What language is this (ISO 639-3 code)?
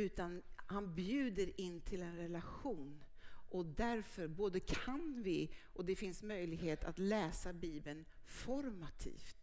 swe